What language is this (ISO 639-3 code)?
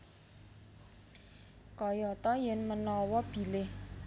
jav